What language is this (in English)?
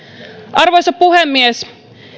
Finnish